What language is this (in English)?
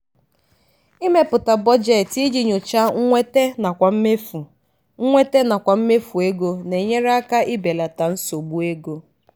Igbo